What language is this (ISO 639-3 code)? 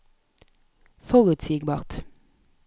nor